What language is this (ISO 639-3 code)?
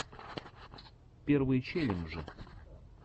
rus